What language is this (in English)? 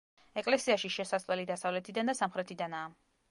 Georgian